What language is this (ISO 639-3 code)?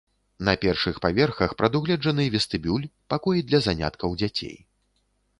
bel